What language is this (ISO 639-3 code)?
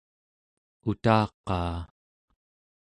esu